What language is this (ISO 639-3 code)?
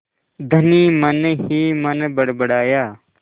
hin